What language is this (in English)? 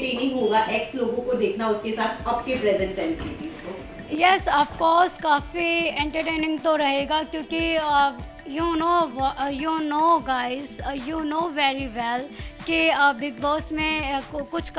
Hindi